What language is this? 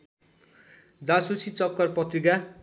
Nepali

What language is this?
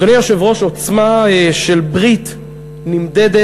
Hebrew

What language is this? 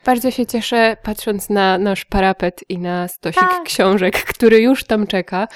Polish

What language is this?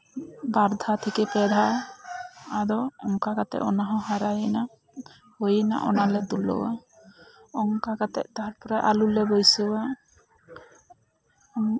Santali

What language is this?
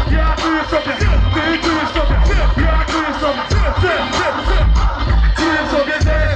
Polish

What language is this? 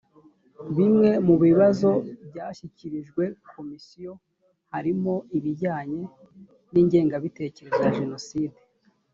Kinyarwanda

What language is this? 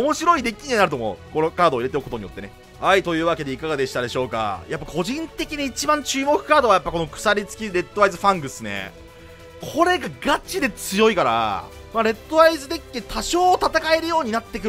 Japanese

